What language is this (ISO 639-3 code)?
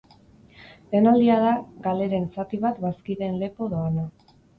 eus